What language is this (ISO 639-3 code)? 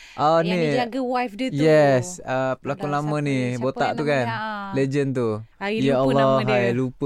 msa